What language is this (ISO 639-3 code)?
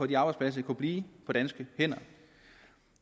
dan